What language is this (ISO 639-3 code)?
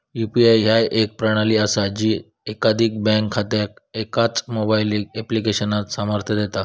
mar